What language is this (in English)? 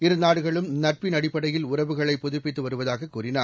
Tamil